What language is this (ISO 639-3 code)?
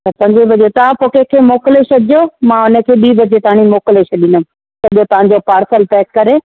snd